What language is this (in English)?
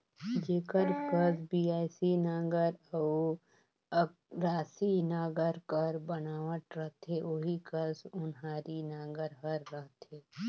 Chhattisgarhi